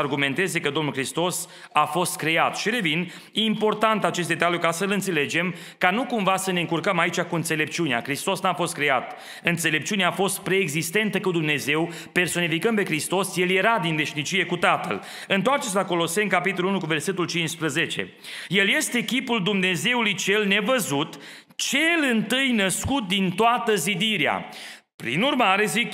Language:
Romanian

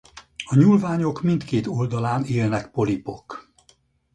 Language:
Hungarian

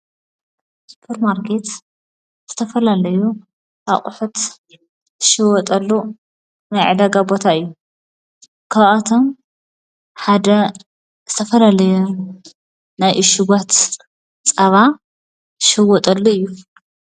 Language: Tigrinya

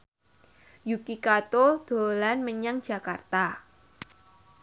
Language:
Javanese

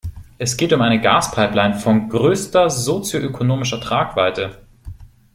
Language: German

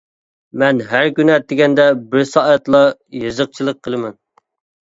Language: Uyghur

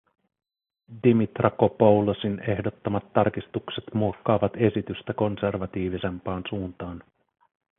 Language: Finnish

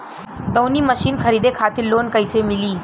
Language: Bhojpuri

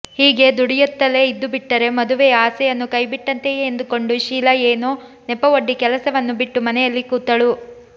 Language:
Kannada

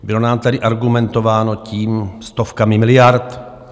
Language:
Czech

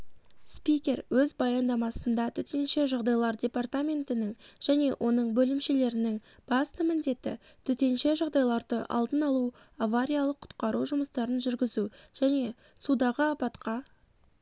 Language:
Kazakh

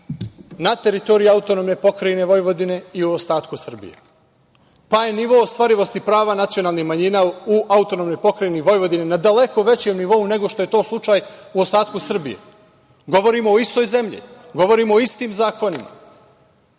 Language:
Serbian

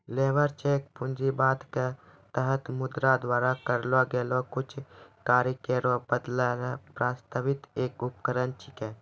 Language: Maithili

